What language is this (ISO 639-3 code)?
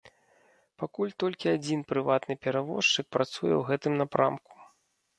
bel